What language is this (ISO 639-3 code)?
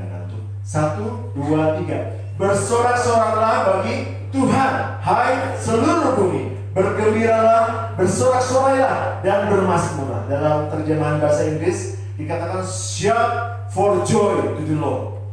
ind